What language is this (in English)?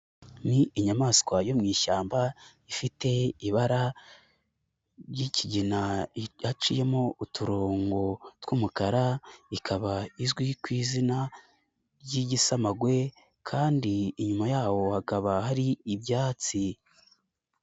Kinyarwanda